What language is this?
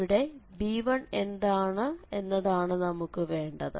Malayalam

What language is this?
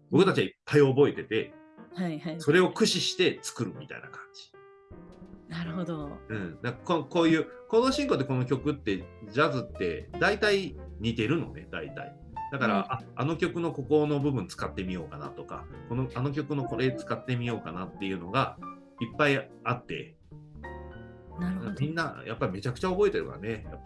Japanese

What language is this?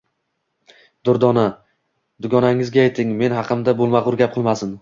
Uzbek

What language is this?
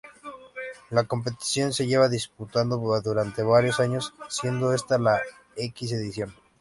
Spanish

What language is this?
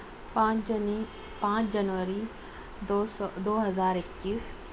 Urdu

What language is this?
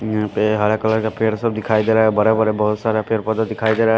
Hindi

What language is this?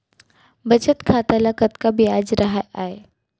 Chhattisgarhi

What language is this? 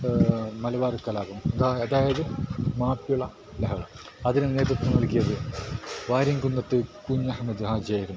Malayalam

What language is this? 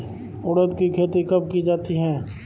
Hindi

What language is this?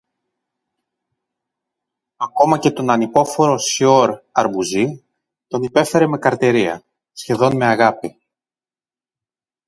Greek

